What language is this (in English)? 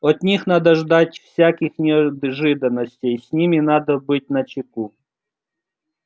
Russian